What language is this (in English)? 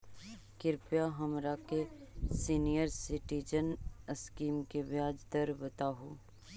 Magahi